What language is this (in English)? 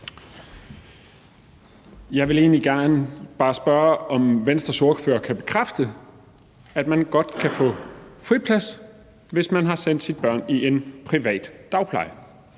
Danish